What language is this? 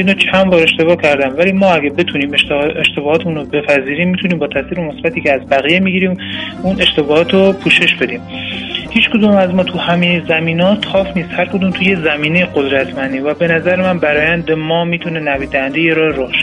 Persian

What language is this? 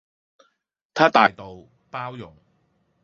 Cantonese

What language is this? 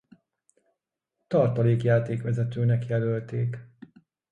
Hungarian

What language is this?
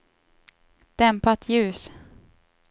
Swedish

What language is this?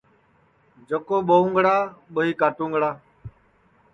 Sansi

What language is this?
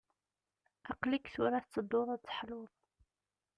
Kabyle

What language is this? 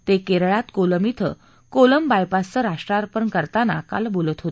Marathi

